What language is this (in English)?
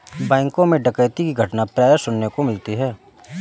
Hindi